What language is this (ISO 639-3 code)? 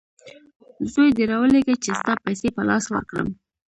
pus